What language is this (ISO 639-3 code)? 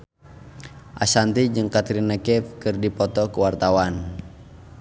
sun